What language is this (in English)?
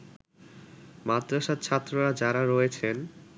Bangla